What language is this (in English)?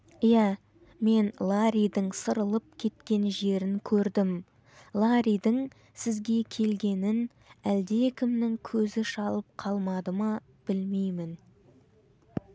Kazakh